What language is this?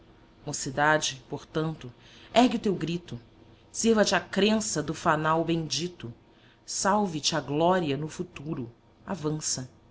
Portuguese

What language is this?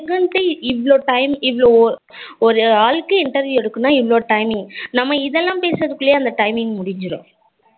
Tamil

